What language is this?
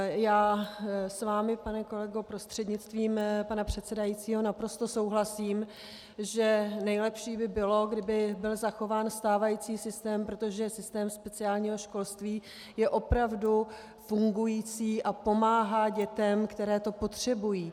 Czech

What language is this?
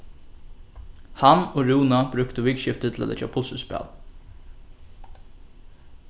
Faroese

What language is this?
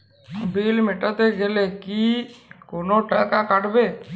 Bangla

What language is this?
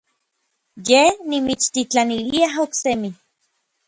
Orizaba Nahuatl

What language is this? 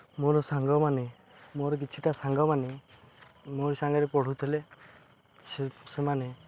Odia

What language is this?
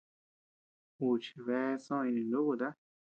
Tepeuxila Cuicatec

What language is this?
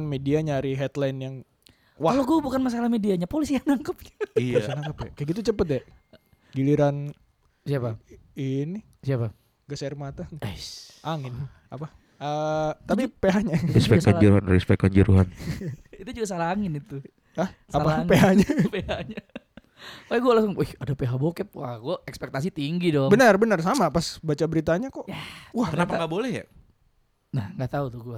Indonesian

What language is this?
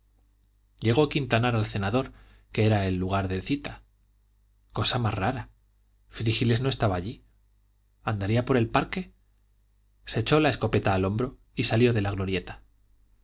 Spanish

